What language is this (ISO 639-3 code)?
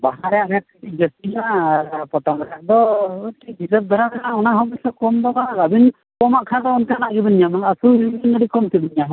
sat